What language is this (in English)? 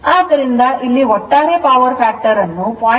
Kannada